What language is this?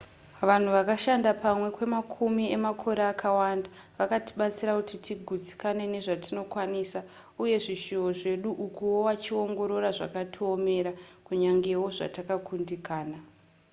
Shona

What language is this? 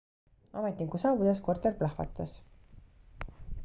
Estonian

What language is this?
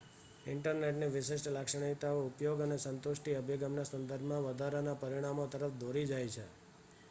Gujarati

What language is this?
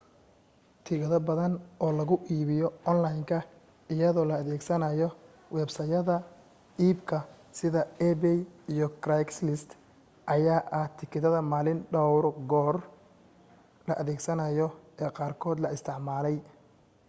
Somali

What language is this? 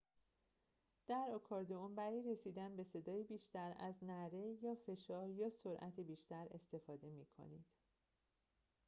Persian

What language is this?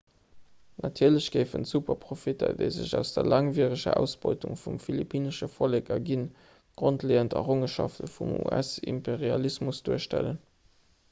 Luxembourgish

